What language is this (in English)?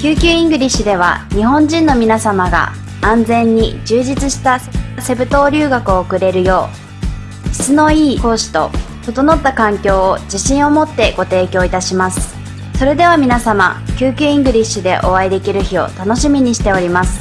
Japanese